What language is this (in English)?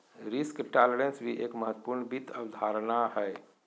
Magahi